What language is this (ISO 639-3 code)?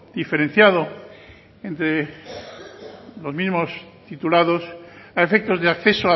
spa